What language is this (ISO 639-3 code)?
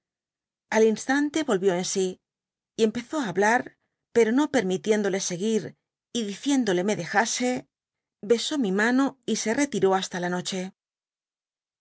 spa